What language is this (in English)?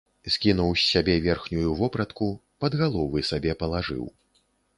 Belarusian